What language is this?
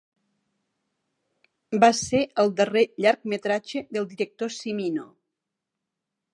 Catalan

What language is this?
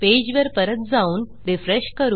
Marathi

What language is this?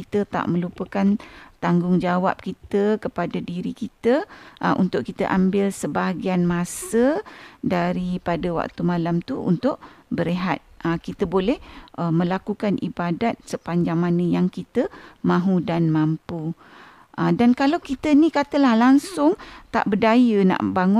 Malay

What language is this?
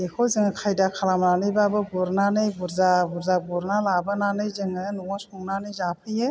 Bodo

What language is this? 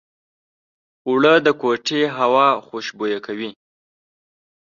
Pashto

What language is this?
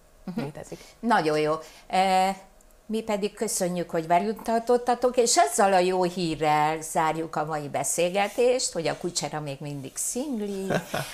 Hungarian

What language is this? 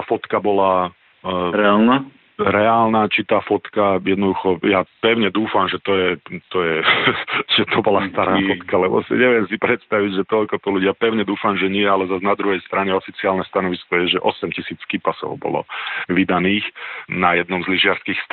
Slovak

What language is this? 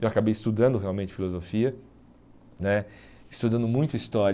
Portuguese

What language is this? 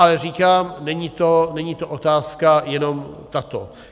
Czech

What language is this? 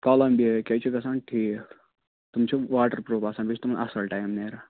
Kashmiri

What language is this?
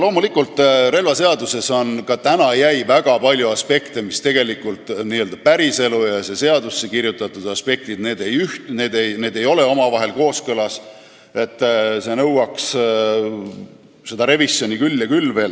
Estonian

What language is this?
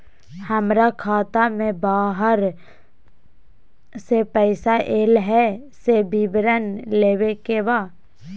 Maithili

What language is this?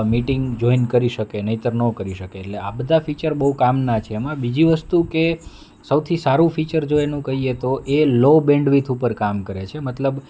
Gujarati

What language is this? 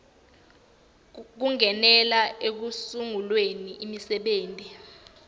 Swati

